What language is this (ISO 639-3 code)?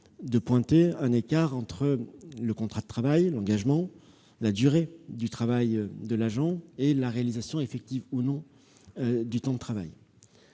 fra